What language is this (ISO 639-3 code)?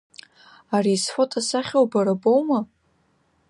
abk